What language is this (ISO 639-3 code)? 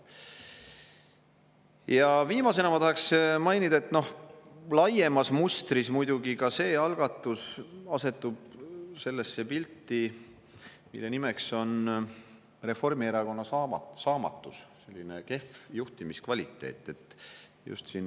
est